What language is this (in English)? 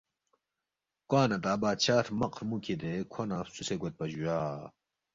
Balti